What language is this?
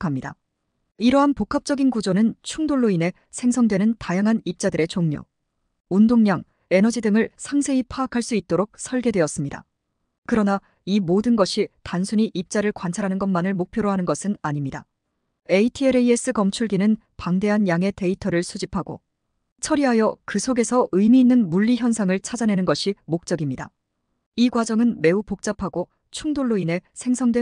Korean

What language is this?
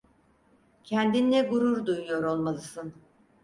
Turkish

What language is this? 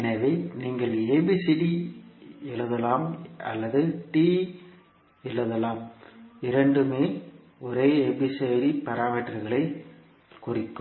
Tamil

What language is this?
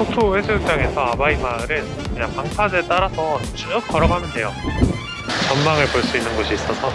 Korean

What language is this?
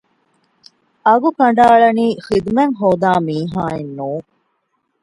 Divehi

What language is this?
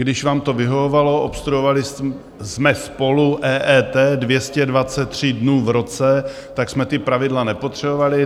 Czech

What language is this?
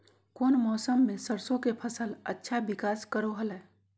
Magahi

